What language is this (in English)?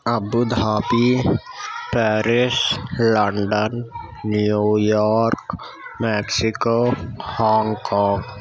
Urdu